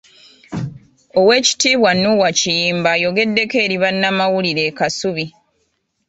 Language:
Ganda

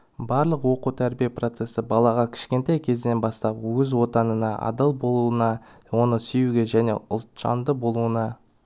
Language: Kazakh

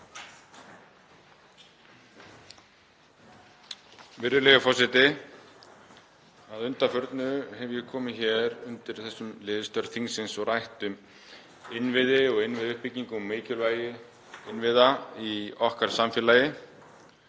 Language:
Icelandic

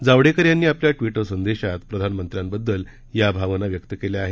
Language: Marathi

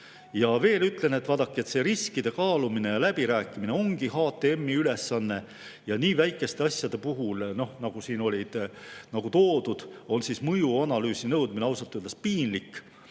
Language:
Estonian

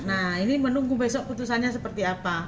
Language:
Indonesian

